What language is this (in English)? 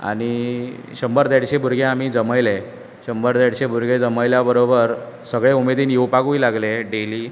Konkani